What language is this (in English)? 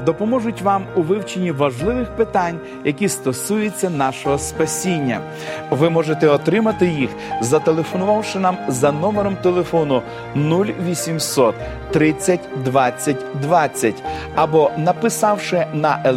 Ukrainian